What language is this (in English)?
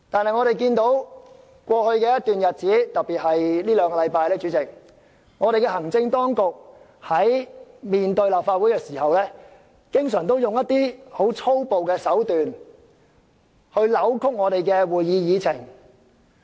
Cantonese